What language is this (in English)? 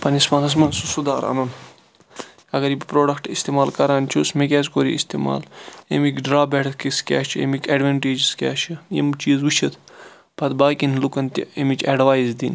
Kashmiri